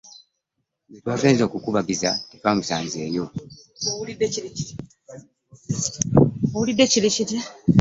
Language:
Ganda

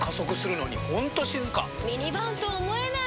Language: Japanese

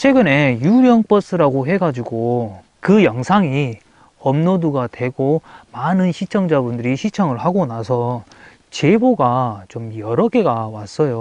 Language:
Korean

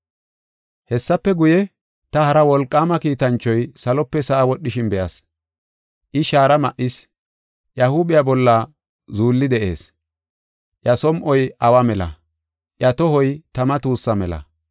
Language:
Gofa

